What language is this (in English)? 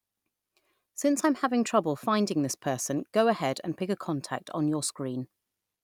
English